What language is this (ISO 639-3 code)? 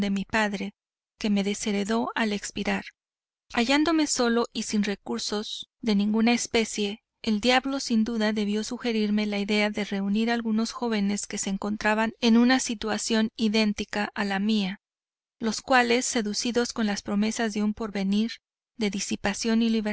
spa